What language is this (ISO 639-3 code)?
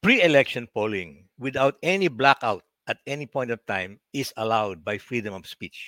fil